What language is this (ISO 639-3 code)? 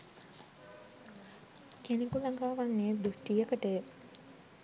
sin